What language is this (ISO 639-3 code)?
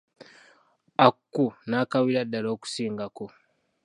lug